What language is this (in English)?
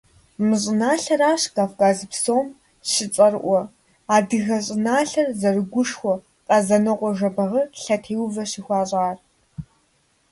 Kabardian